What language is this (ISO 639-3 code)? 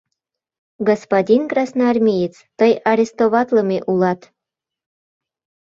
chm